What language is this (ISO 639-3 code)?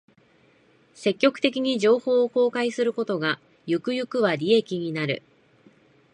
jpn